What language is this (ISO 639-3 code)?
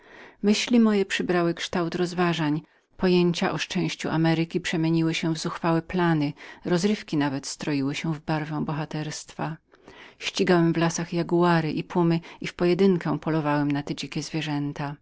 pol